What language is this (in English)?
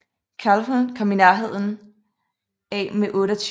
Danish